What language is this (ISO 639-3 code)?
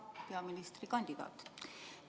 est